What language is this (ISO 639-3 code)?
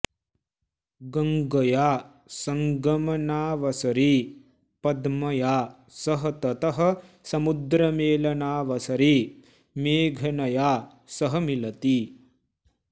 san